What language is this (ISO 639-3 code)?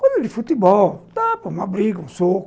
por